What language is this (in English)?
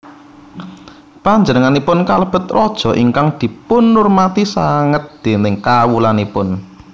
Javanese